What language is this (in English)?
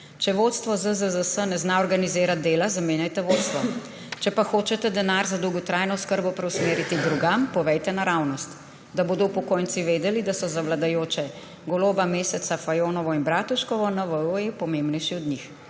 Slovenian